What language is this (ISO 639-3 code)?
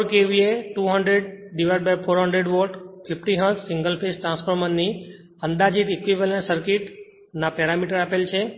guj